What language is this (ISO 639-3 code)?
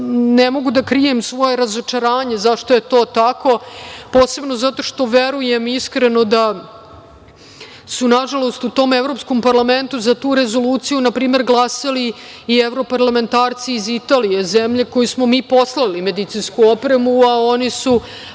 srp